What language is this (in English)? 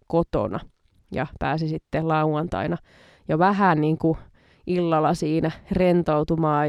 Finnish